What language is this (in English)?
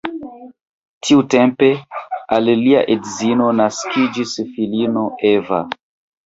Esperanto